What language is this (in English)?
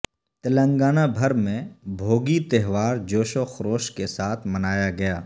Urdu